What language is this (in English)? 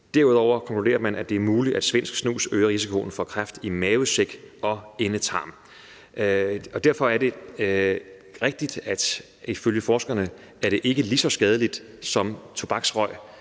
Danish